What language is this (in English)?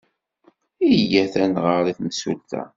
Kabyle